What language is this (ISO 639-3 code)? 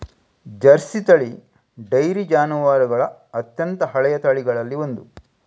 kan